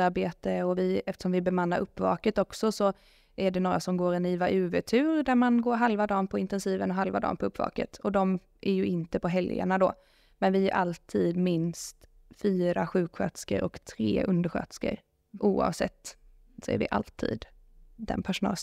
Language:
Swedish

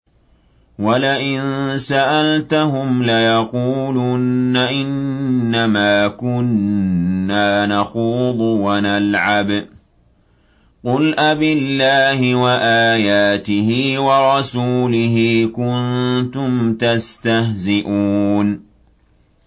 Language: Arabic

